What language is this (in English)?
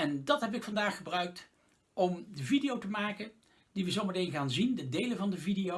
Dutch